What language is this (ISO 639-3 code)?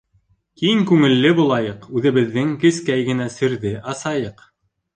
bak